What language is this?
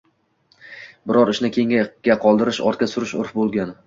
Uzbek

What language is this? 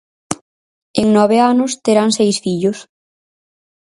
Galician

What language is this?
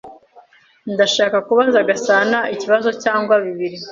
Kinyarwanda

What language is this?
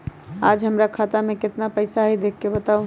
Magahi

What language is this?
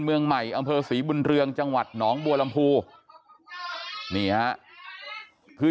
Thai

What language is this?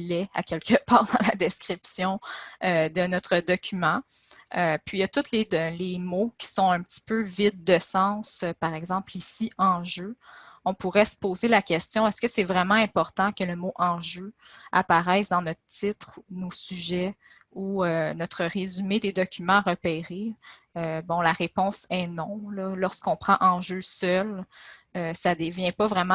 French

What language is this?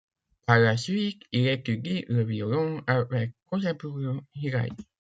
French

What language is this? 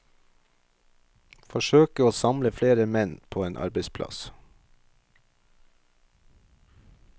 Norwegian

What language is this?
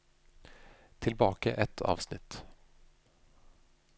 Norwegian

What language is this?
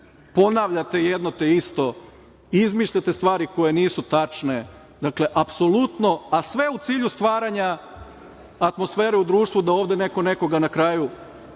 Serbian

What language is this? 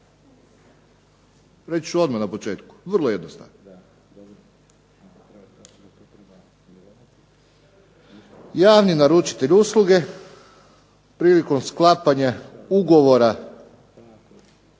Croatian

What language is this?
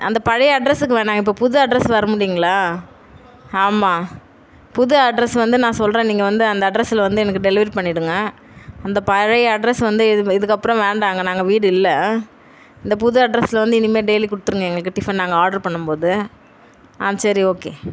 Tamil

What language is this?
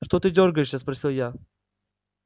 Russian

